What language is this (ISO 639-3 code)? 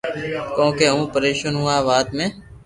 lrk